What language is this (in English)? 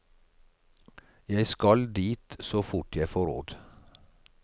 Norwegian